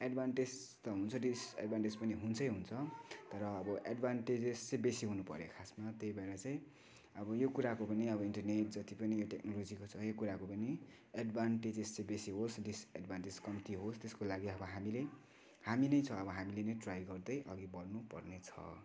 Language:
Nepali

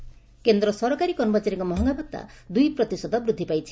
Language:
Odia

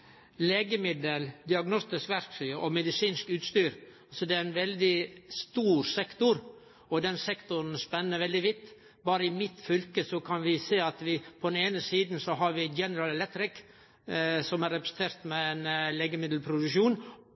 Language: Norwegian Nynorsk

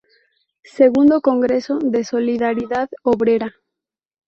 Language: Spanish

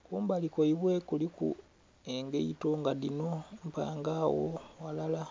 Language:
Soga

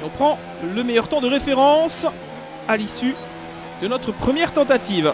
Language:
French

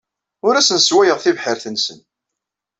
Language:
Kabyle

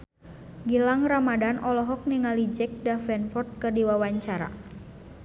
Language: Sundanese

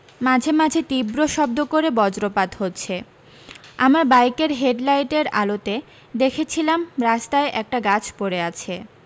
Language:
Bangla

